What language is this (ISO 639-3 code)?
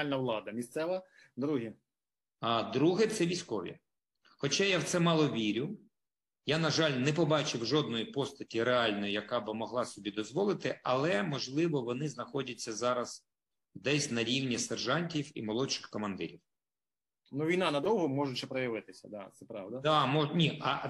ukr